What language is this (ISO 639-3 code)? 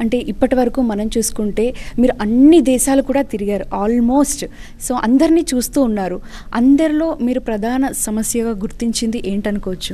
tel